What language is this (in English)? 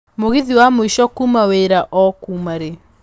Kikuyu